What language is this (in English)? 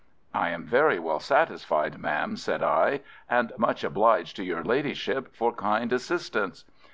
English